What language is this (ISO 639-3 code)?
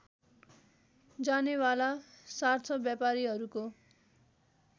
nep